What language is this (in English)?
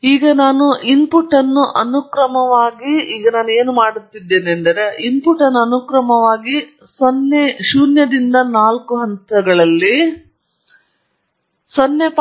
Kannada